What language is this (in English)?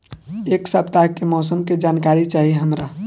Bhojpuri